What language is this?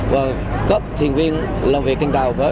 Vietnamese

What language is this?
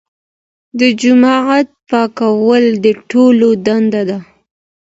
Pashto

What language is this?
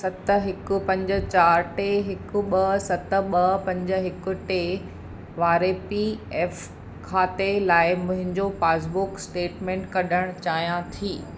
Sindhi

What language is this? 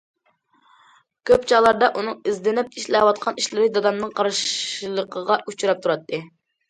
Uyghur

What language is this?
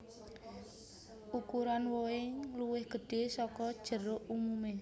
Javanese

